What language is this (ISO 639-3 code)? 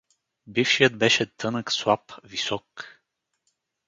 bul